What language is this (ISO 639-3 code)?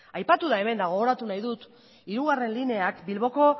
eus